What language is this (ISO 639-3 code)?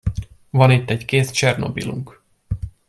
hun